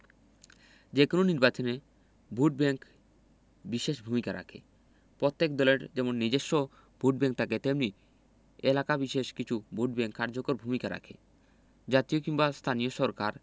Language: Bangla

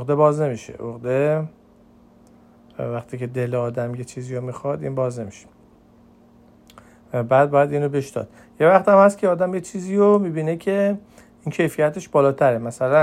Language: Persian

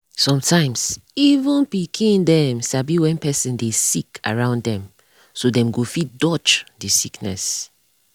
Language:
Nigerian Pidgin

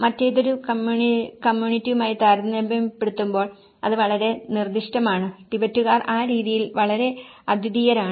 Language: Malayalam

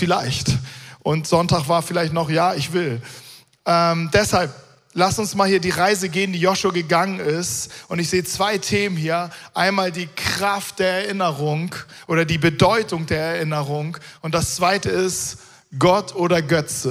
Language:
German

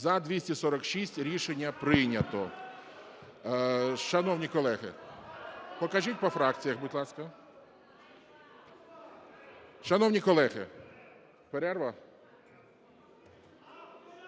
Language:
Ukrainian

